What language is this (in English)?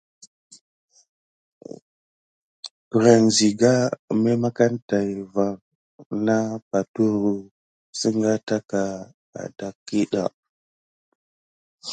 Gidar